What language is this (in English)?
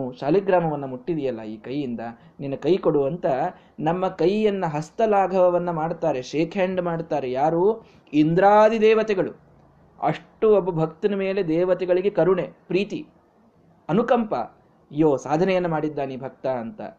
Kannada